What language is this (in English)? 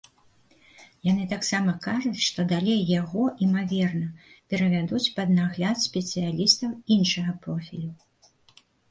Belarusian